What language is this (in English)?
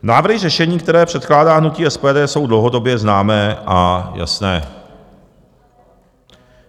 Czech